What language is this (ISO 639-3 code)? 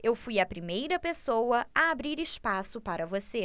por